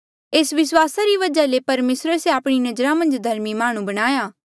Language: Mandeali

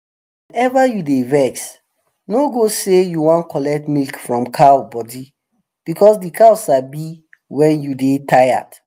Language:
Nigerian Pidgin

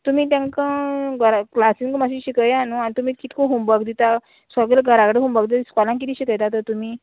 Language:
Konkani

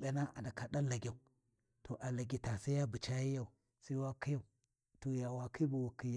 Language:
Warji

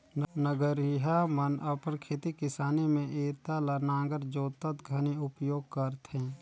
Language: Chhattisgarhi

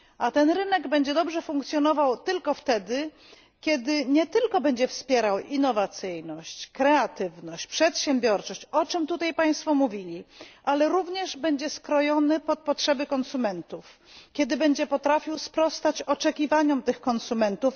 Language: Polish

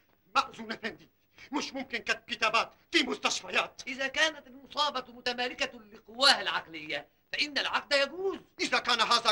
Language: Arabic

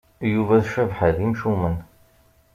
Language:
Kabyle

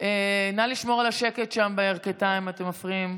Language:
Hebrew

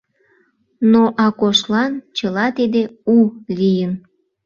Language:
Mari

